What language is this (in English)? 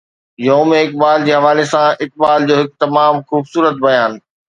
Sindhi